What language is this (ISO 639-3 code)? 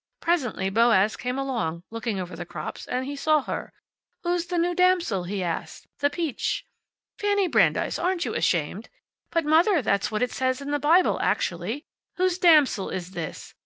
eng